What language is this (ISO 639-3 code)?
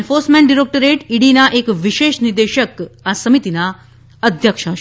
guj